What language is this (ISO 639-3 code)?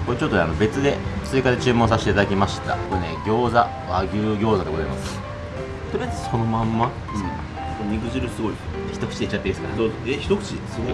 jpn